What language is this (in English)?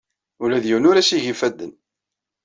Kabyle